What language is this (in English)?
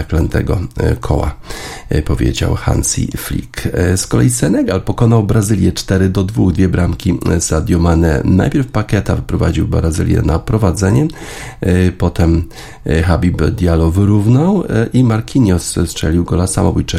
Polish